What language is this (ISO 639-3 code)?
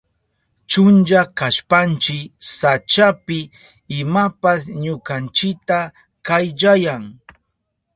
qup